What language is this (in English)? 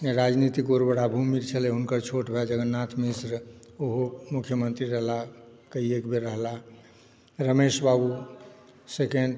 Maithili